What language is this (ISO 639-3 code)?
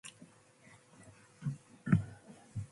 mcf